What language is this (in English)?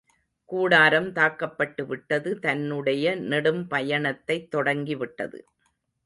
Tamil